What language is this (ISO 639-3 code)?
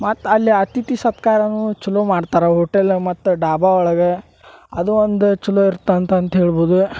kan